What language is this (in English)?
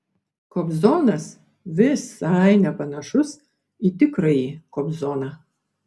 Lithuanian